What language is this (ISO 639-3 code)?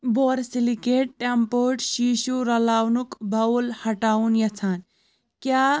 kas